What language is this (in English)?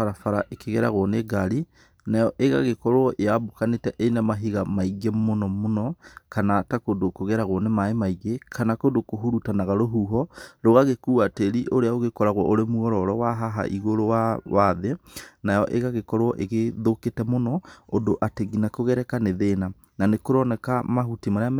Kikuyu